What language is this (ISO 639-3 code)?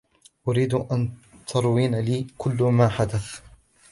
ara